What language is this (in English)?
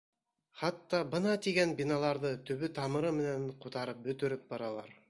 Bashkir